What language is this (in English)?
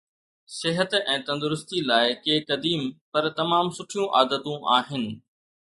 Sindhi